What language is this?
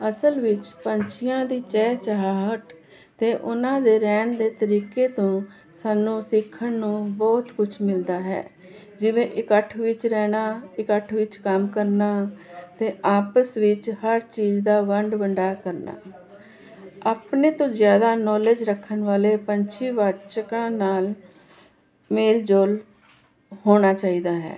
Punjabi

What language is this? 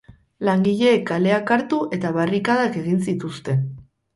Basque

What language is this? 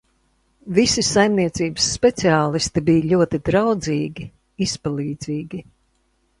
Latvian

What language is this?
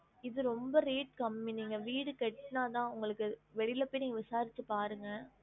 Tamil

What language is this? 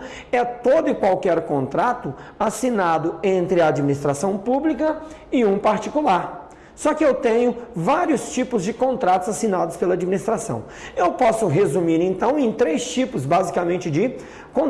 Portuguese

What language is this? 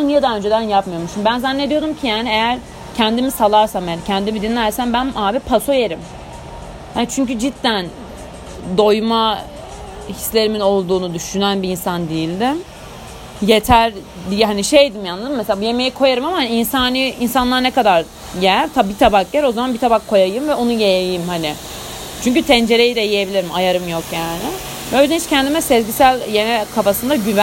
Turkish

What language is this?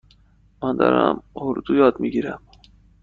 Persian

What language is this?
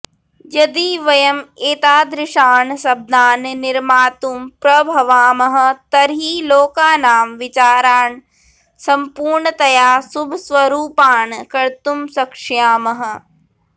Sanskrit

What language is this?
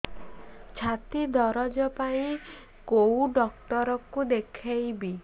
Odia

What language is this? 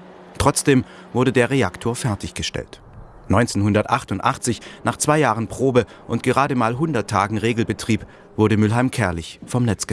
German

